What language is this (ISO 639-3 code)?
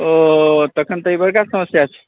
mai